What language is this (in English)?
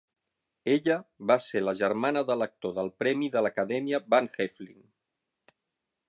Catalan